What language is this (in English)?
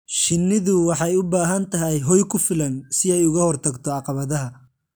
Somali